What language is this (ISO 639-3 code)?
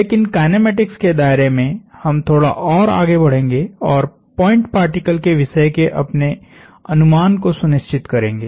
hin